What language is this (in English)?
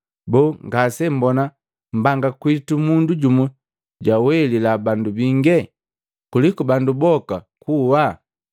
Matengo